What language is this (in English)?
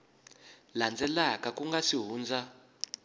Tsonga